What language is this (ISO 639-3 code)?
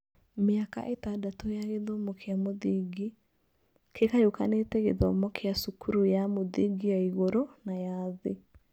kik